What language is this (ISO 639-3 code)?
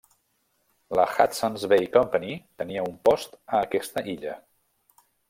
cat